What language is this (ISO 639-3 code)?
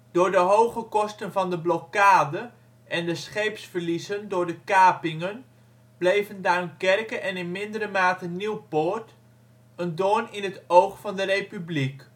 nld